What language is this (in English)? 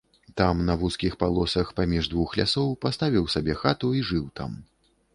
Belarusian